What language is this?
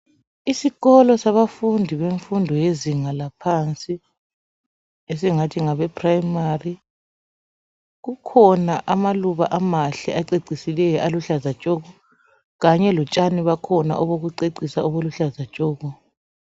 North Ndebele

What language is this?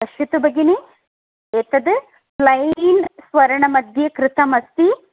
Sanskrit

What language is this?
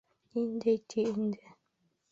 Bashkir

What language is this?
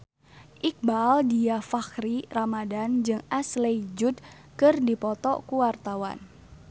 Sundanese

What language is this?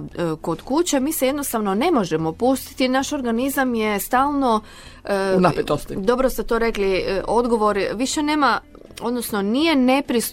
Croatian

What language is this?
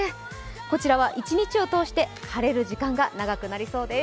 Japanese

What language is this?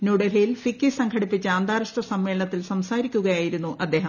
Malayalam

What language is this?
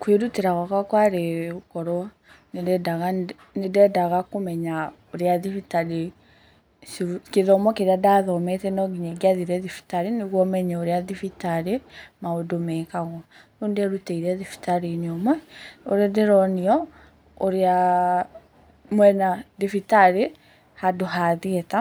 Kikuyu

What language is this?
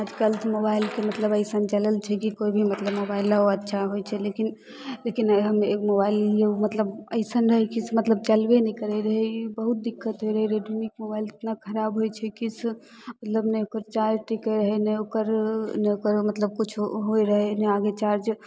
Maithili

